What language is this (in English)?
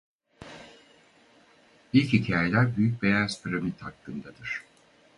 Turkish